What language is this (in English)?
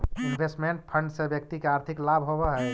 Magahi